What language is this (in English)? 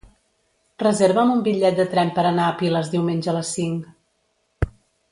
Catalan